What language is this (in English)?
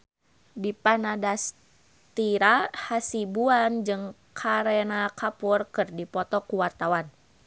Sundanese